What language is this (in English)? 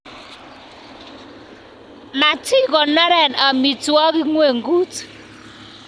Kalenjin